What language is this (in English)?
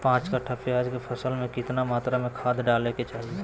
Magahi